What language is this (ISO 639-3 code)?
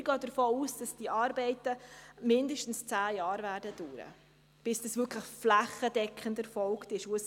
gsw